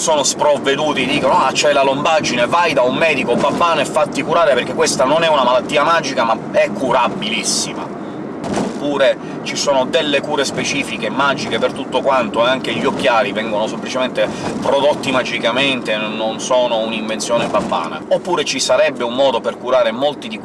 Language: Italian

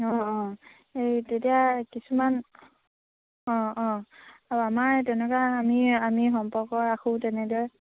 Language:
Assamese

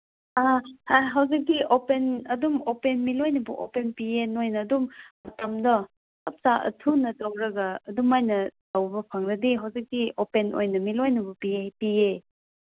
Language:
Manipuri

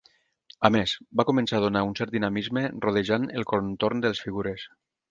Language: Catalan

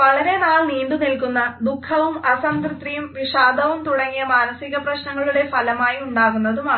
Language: Malayalam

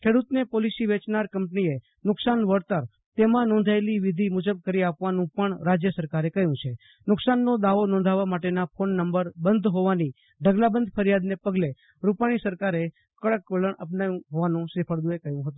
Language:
Gujarati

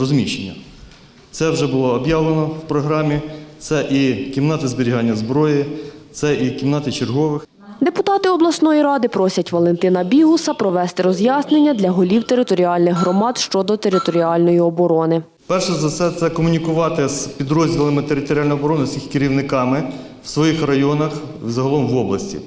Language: Ukrainian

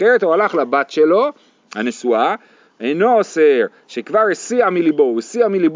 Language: Hebrew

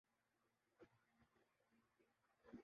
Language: Urdu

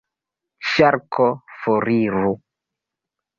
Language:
Esperanto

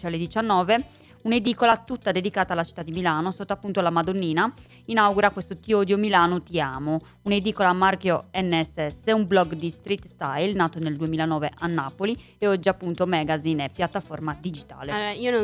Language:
Italian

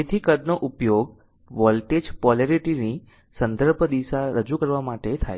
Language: Gujarati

